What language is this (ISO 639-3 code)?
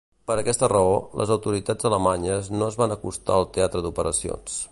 cat